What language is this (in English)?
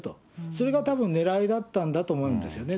Japanese